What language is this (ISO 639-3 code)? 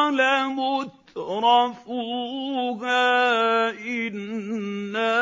ara